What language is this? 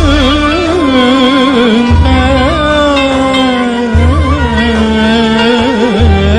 Turkish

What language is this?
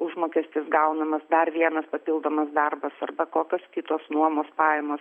Lithuanian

